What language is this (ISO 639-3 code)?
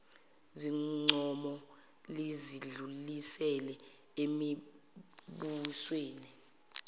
zul